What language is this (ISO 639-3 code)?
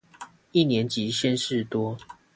zho